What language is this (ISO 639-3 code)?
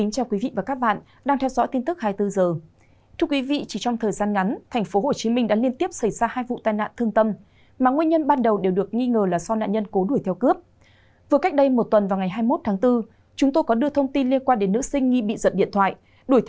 vie